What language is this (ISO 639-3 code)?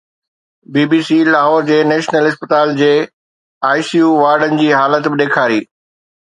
snd